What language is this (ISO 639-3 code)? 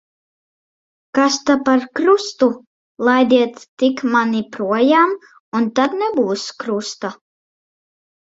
lav